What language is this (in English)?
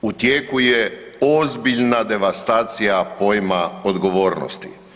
Croatian